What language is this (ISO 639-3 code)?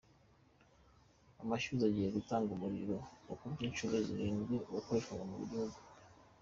kin